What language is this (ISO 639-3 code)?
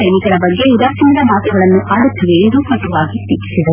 kan